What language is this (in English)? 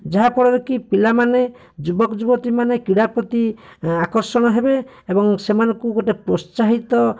Odia